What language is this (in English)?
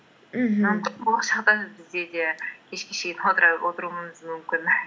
Kazakh